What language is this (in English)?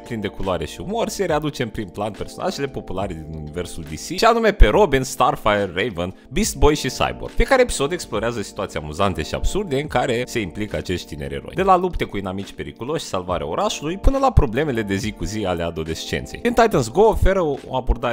Romanian